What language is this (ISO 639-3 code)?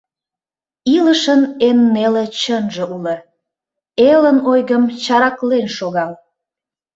chm